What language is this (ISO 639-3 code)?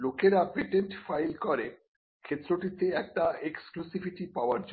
ben